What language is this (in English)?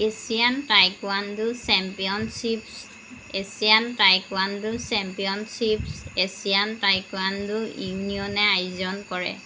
Assamese